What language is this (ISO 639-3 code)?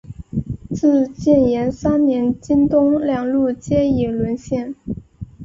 zho